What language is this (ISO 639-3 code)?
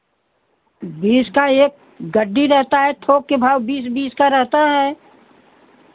hin